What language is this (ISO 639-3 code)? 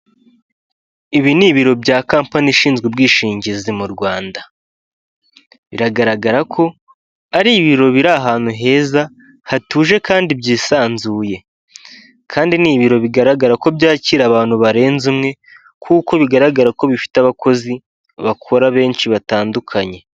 kin